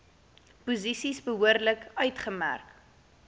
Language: Afrikaans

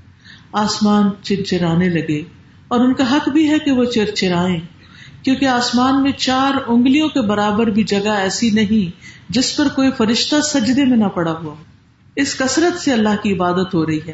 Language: Urdu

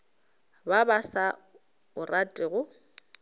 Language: Northern Sotho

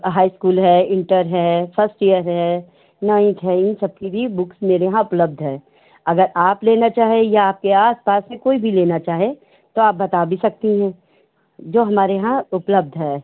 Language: Hindi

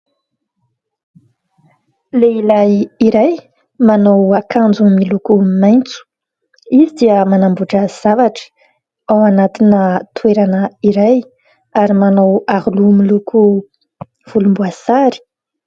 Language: Malagasy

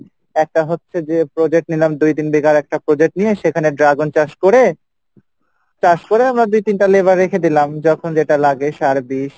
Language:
Bangla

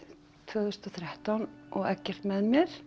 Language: Icelandic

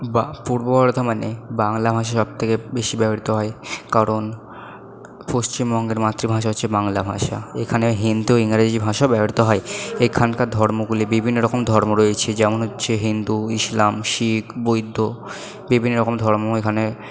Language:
Bangla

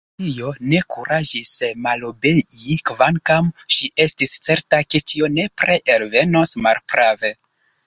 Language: Esperanto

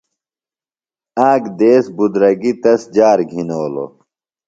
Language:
Phalura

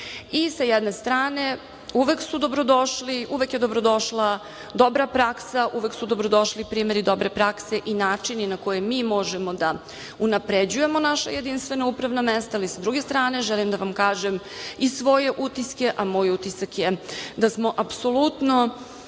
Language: Serbian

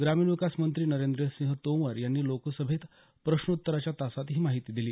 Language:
Marathi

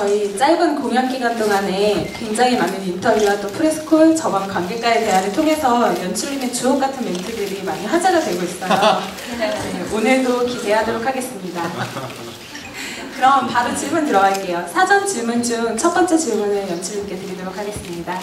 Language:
Korean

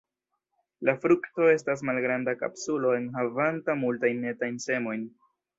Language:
Esperanto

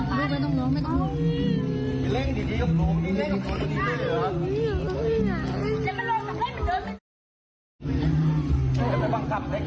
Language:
Thai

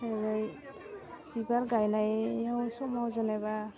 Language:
Bodo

